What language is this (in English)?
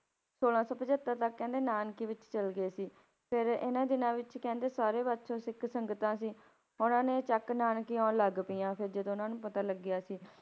Punjabi